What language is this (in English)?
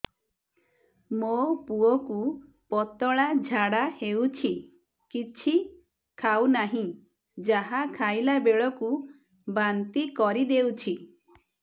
Odia